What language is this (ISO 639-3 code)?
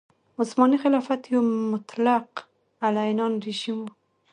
pus